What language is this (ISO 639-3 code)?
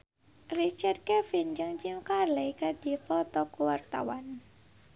sun